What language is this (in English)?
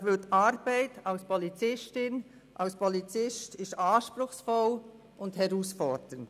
Swiss German